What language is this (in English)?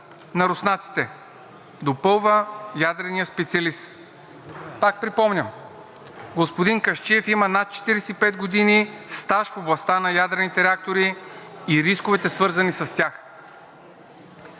Bulgarian